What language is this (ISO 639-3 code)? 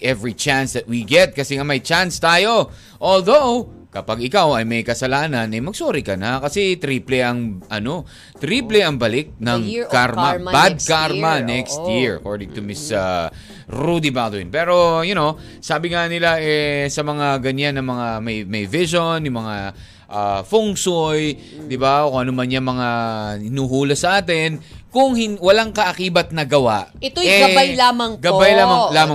fil